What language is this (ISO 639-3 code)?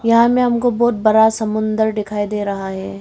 hin